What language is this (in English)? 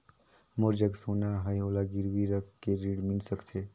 Chhattisgarhi